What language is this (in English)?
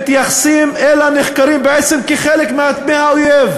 Hebrew